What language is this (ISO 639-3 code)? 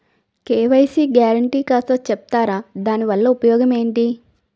tel